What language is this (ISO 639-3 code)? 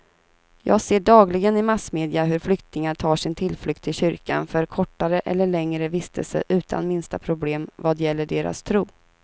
swe